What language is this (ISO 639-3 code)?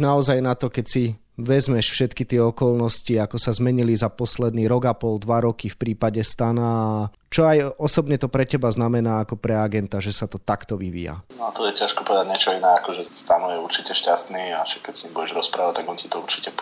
slk